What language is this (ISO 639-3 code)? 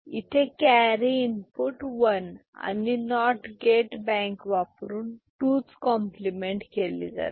mar